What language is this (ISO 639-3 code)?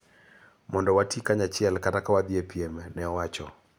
luo